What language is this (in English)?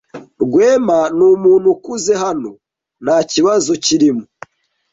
Kinyarwanda